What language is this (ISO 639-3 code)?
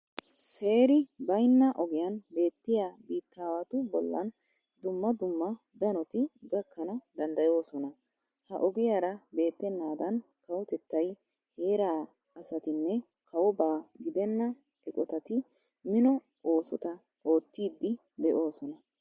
wal